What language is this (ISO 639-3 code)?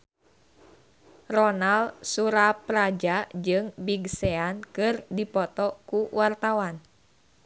sun